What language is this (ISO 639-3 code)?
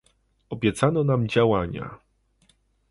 pol